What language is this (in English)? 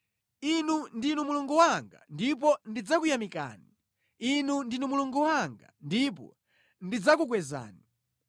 Nyanja